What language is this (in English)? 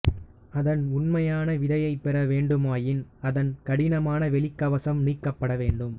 Tamil